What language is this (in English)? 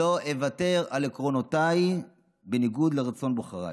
Hebrew